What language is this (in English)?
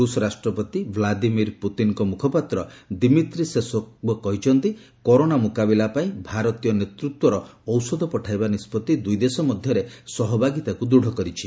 Odia